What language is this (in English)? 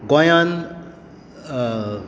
Konkani